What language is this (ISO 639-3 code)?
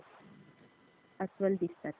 mar